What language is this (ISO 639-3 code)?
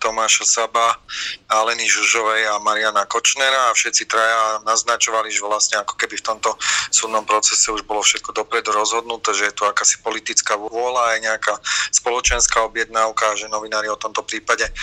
slk